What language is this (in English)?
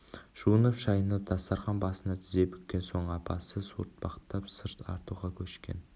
Kazakh